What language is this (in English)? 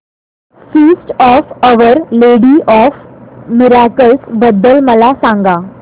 Marathi